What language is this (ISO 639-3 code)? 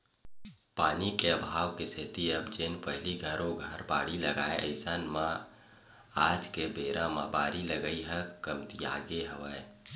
hne